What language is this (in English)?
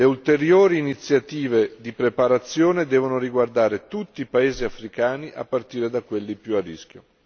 Italian